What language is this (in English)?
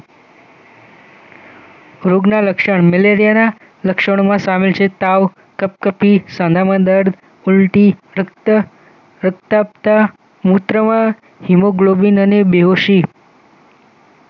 Gujarati